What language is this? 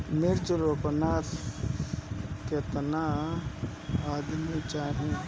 Bhojpuri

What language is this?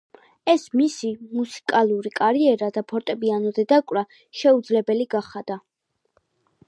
Georgian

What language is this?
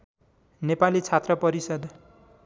Nepali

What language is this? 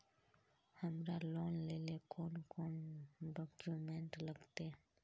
Magahi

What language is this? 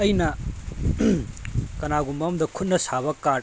Manipuri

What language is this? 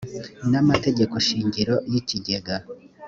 Kinyarwanda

